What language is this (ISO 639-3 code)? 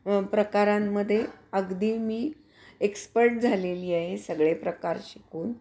mar